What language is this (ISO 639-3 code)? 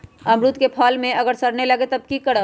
mag